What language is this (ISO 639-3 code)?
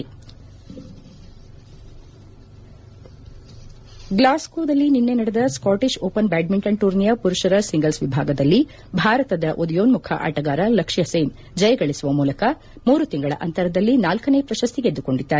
kan